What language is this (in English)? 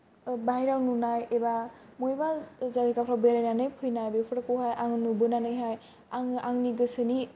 Bodo